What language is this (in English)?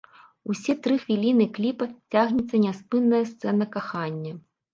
Belarusian